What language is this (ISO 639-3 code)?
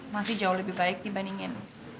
ind